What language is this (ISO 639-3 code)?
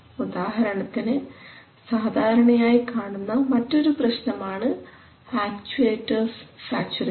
mal